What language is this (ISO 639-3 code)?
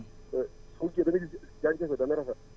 wol